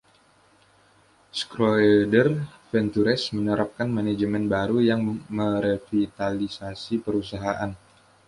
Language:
Indonesian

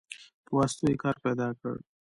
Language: Pashto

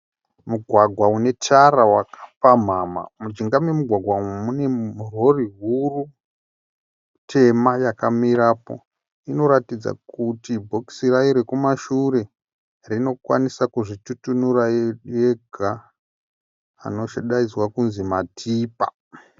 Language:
Shona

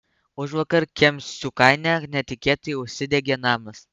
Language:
Lithuanian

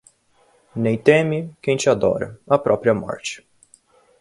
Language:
Portuguese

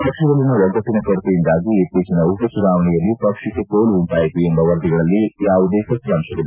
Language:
Kannada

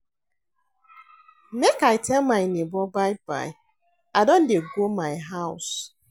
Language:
Nigerian Pidgin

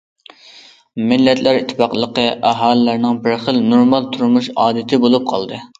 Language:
Uyghur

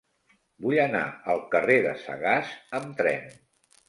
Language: Catalan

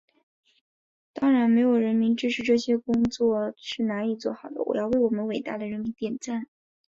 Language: Chinese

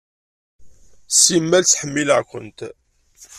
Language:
Kabyle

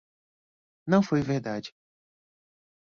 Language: Portuguese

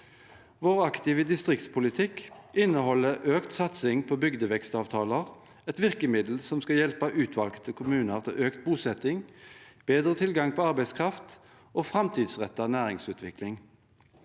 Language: Norwegian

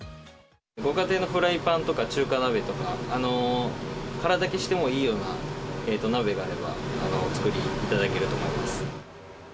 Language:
Japanese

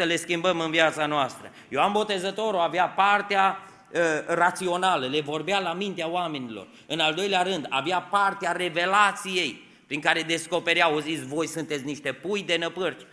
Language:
Romanian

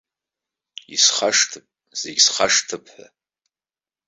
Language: Abkhazian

